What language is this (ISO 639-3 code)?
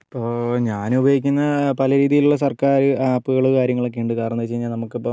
mal